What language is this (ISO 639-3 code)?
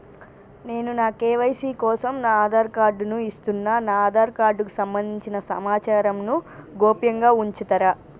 tel